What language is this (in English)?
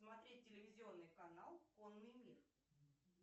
Russian